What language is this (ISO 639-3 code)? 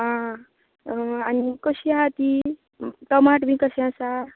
kok